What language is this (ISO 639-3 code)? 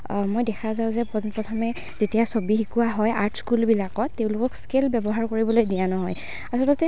asm